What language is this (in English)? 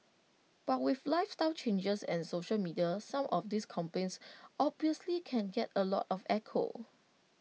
English